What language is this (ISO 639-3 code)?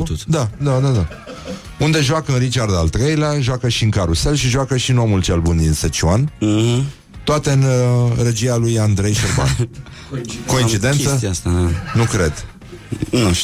ron